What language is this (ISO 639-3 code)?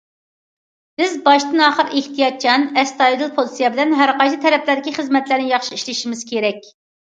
uig